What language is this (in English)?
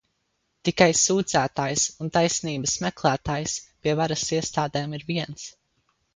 Latvian